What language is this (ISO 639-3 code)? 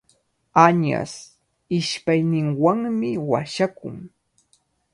qvl